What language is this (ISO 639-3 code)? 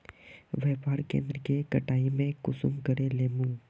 mag